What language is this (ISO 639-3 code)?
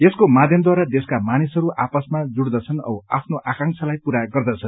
nep